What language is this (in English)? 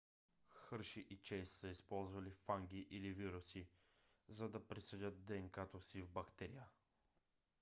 Bulgarian